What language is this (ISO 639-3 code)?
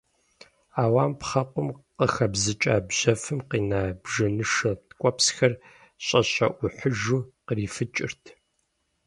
kbd